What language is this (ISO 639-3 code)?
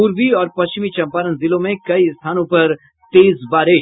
hin